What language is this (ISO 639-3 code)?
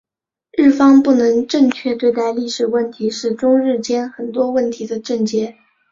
zho